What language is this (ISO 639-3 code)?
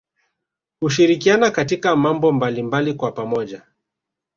swa